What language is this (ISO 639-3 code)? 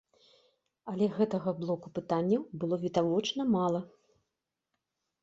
bel